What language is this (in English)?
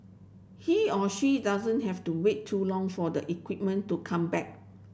English